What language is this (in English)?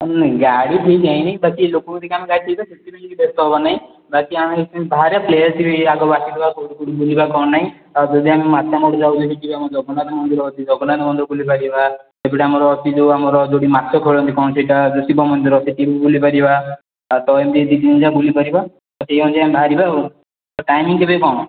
Odia